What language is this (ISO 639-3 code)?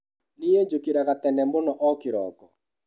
kik